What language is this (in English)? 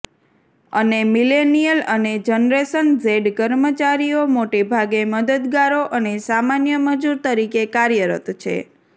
Gujarati